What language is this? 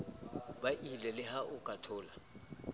Southern Sotho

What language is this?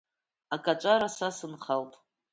Abkhazian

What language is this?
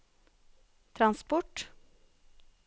Norwegian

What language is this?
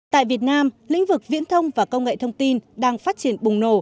Vietnamese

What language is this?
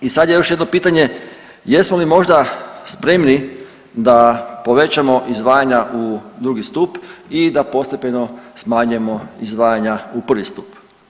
Croatian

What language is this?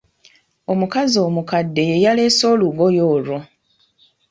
Ganda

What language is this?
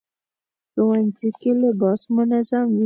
Pashto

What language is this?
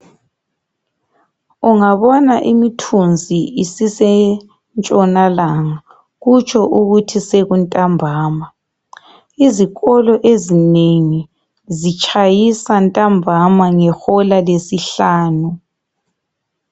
North Ndebele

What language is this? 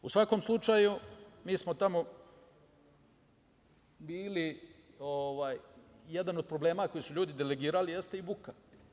Serbian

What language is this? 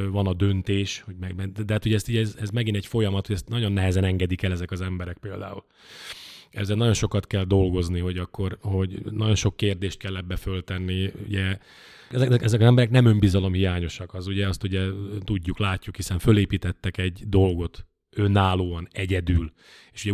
Hungarian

